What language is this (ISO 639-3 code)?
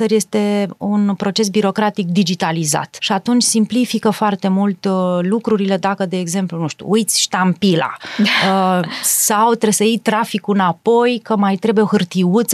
ron